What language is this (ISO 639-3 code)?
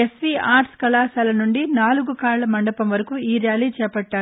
tel